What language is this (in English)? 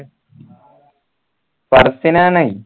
Malayalam